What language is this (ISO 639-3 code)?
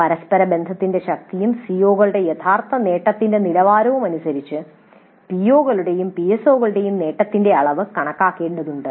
mal